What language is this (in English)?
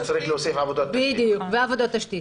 Hebrew